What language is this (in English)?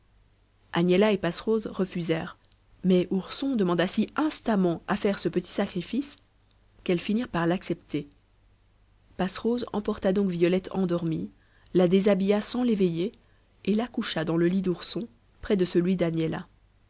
French